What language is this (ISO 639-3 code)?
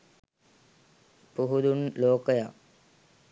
sin